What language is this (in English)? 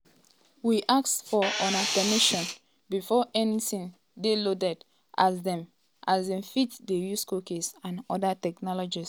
Nigerian Pidgin